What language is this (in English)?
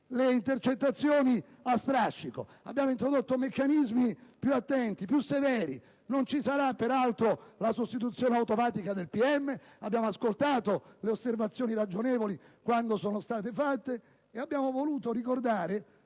Italian